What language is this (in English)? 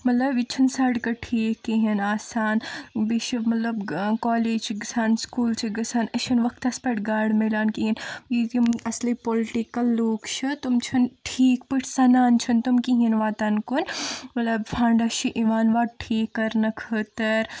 Kashmiri